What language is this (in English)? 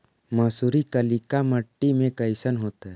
Magahi